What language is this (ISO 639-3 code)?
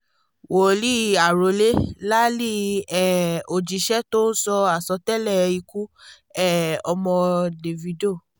yor